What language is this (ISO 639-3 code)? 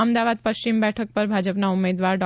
guj